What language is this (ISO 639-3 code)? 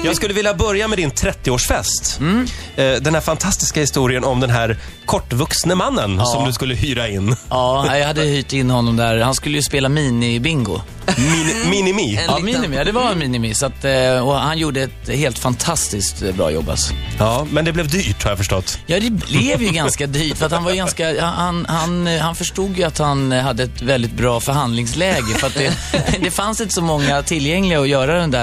swe